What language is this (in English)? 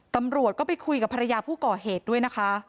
Thai